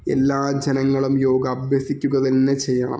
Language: Malayalam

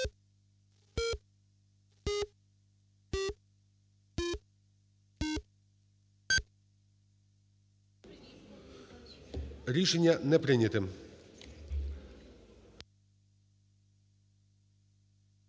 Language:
Ukrainian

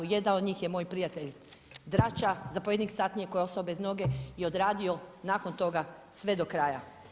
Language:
Croatian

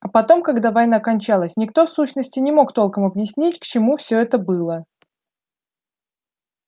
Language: Russian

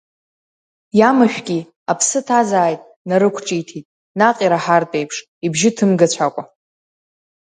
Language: Abkhazian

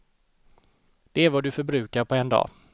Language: Swedish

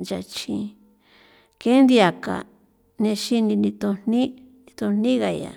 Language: San Felipe Otlaltepec Popoloca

